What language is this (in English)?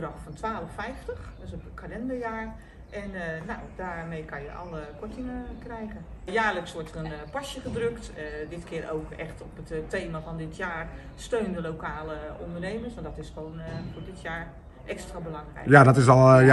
Dutch